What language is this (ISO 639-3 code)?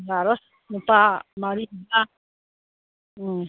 mni